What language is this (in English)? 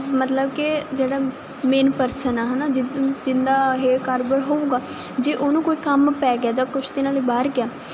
Punjabi